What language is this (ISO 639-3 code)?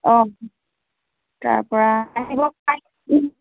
asm